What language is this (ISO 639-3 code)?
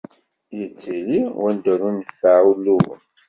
kab